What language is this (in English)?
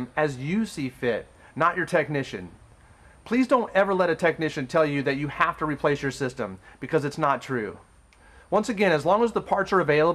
English